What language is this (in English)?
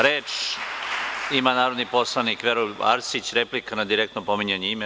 Serbian